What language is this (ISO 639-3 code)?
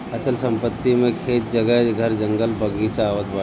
bho